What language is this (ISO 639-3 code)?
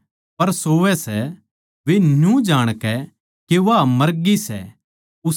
bgc